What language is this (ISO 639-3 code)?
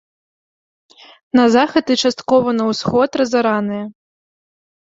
bel